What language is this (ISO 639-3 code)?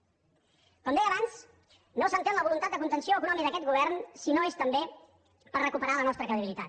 cat